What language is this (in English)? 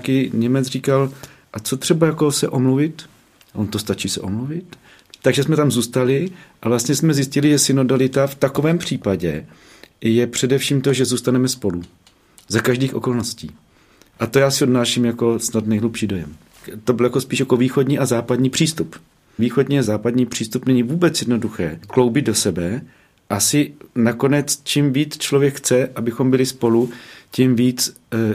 Czech